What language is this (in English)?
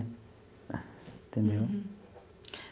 Portuguese